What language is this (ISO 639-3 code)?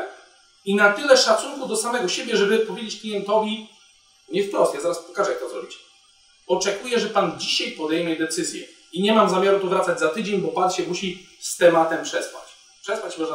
pol